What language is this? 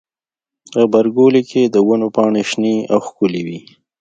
Pashto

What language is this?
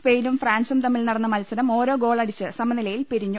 Malayalam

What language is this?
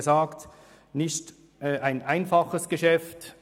Swiss German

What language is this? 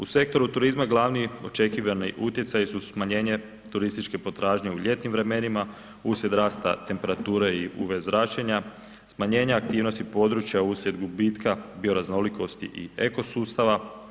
Croatian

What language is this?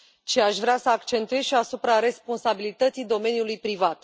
Romanian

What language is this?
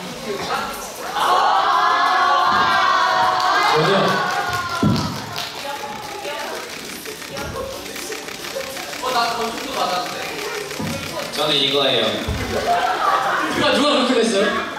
Korean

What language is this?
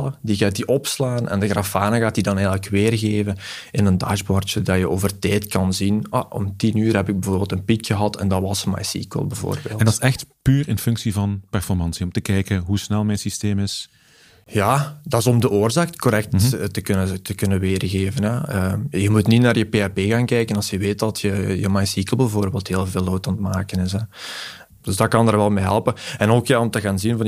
Dutch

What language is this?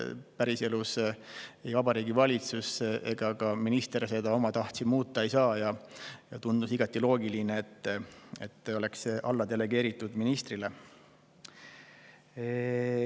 Estonian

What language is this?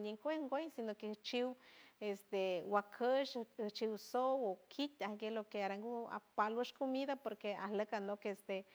San Francisco Del Mar Huave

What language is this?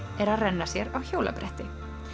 Icelandic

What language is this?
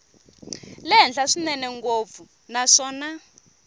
Tsonga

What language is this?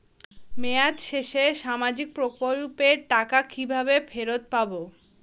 Bangla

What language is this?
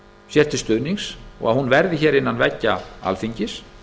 Icelandic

